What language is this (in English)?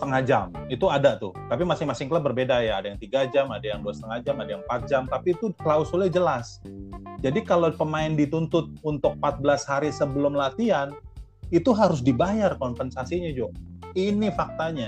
Indonesian